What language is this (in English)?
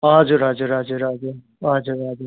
Nepali